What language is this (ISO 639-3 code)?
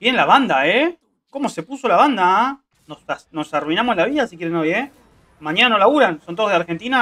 spa